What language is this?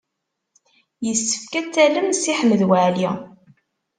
Kabyle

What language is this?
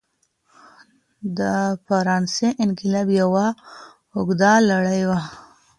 Pashto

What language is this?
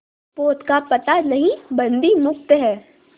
Hindi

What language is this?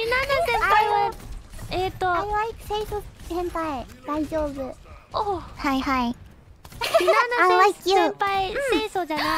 Japanese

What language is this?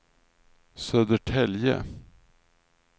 Swedish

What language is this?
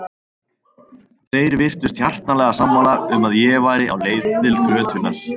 Icelandic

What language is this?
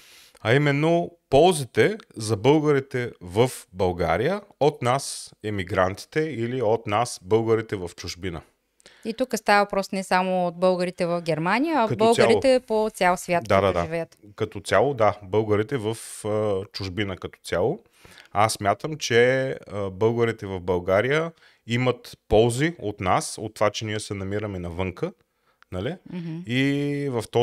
Bulgarian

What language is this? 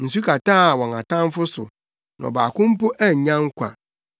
Akan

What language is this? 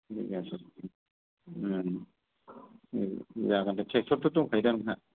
Bodo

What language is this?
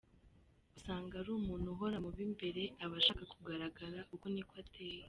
Kinyarwanda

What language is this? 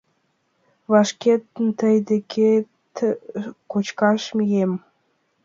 Mari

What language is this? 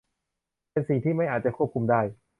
Thai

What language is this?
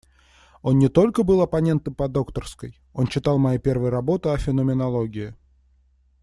Russian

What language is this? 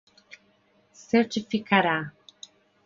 Portuguese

